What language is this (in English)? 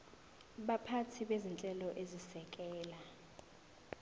Zulu